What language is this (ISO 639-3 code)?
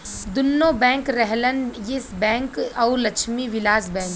bho